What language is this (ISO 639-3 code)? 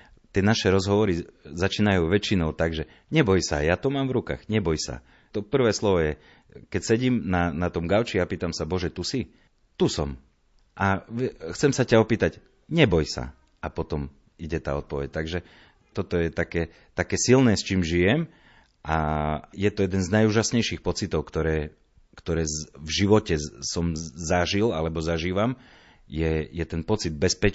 slk